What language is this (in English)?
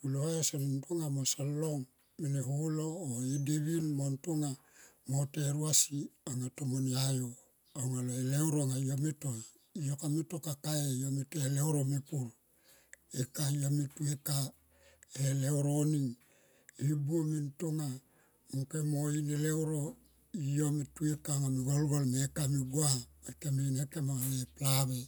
Tomoip